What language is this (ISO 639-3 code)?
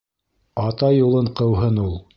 bak